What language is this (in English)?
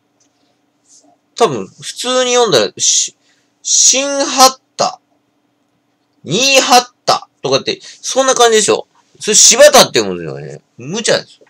Japanese